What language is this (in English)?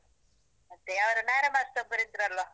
Kannada